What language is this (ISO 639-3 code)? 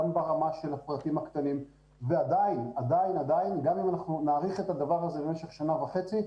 heb